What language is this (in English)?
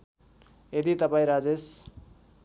Nepali